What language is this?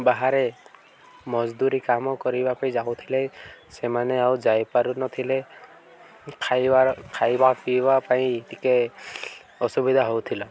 Odia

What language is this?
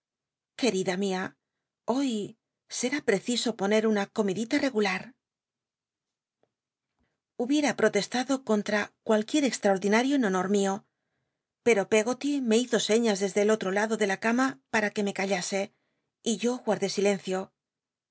Spanish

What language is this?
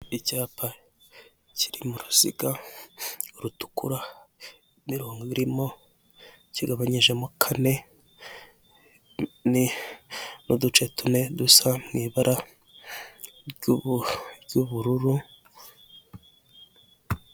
Kinyarwanda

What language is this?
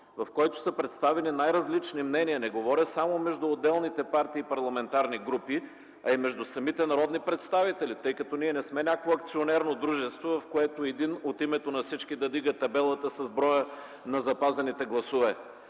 Bulgarian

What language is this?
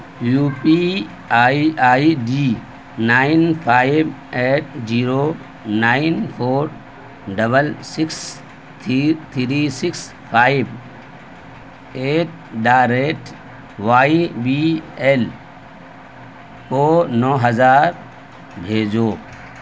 Urdu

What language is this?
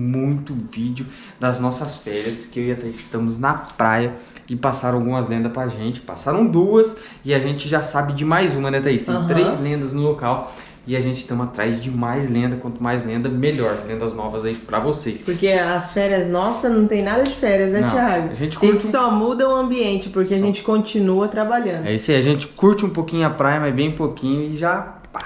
Portuguese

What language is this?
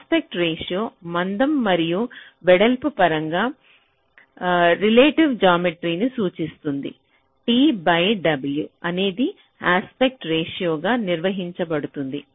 Telugu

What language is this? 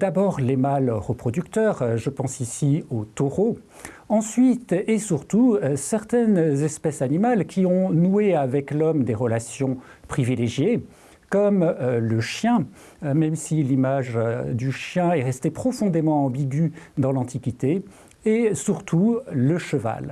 French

